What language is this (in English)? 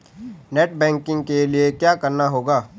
Hindi